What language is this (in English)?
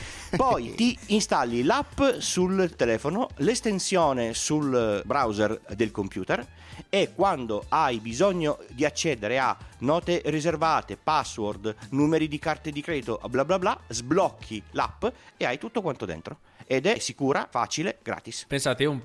Italian